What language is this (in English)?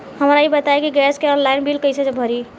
Bhojpuri